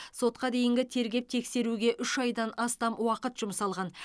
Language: Kazakh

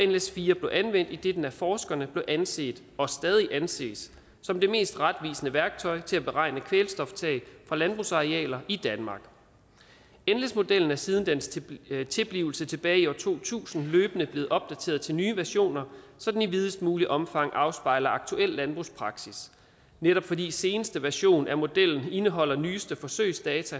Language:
Danish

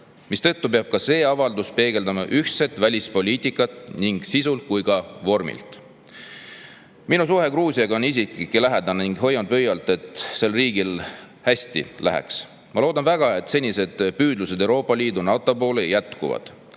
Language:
Estonian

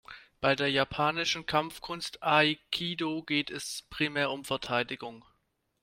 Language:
German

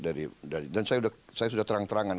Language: Indonesian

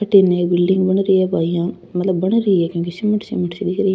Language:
Rajasthani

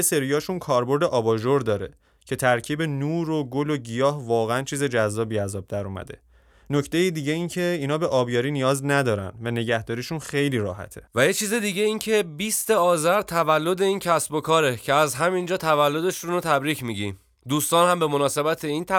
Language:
Persian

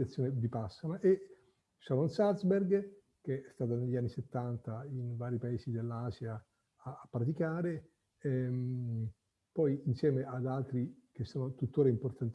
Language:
Italian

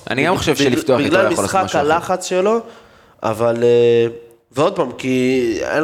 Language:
Hebrew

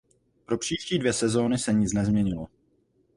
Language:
Czech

